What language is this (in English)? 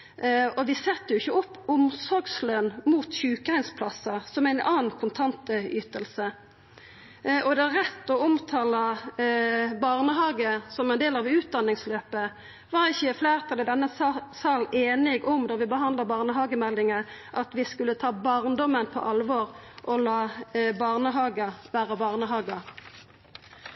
Norwegian Nynorsk